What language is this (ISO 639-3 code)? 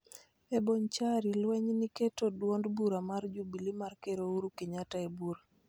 luo